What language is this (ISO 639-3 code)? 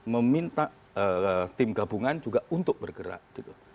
ind